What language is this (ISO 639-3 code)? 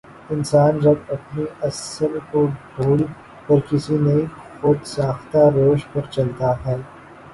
urd